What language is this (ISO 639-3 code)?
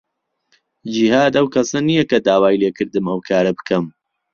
ckb